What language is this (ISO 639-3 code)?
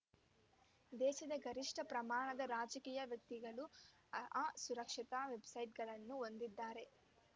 kan